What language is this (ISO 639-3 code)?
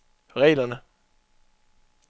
dan